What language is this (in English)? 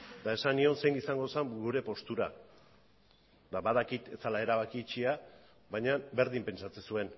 Basque